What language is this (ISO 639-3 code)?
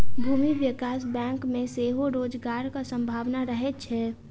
mai